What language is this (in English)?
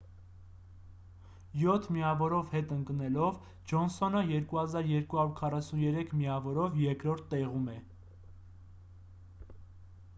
Armenian